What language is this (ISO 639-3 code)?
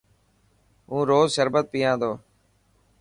mki